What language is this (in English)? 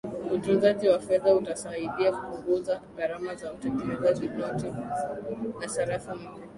Swahili